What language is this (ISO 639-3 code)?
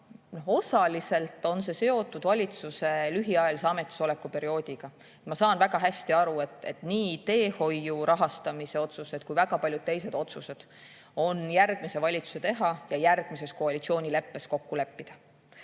est